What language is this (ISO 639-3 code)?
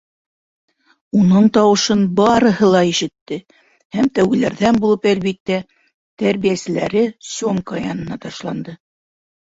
bak